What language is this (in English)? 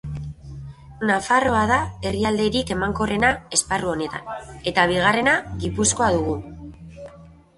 Basque